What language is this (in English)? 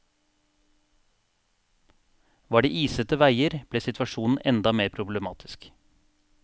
Norwegian